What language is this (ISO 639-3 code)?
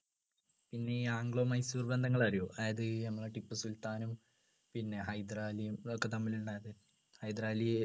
mal